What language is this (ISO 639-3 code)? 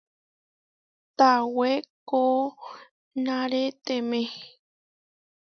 var